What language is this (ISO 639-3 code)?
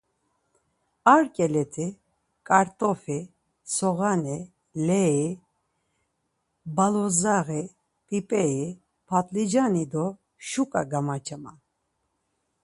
lzz